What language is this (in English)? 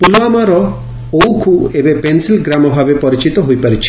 Odia